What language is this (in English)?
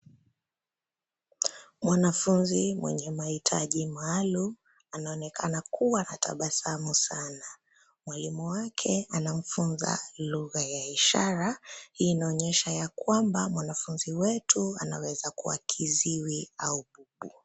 Swahili